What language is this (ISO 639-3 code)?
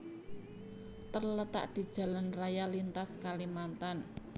jav